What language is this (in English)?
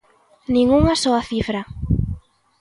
Galician